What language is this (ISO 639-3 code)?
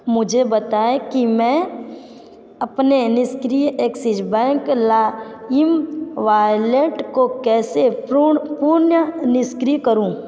hin